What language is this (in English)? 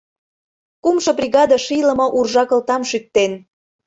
Mari